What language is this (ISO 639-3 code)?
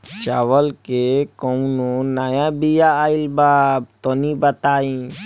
bho